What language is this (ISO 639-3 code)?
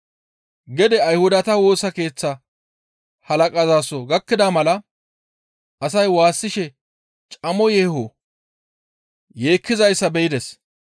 gmv